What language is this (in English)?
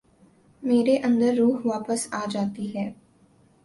Urdu